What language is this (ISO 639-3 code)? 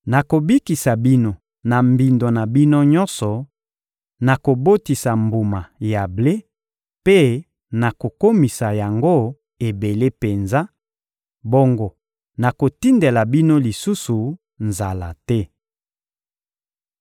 lin